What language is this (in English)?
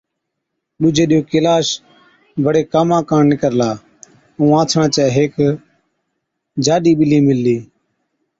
Od